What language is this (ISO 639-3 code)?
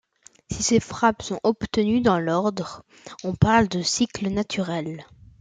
fra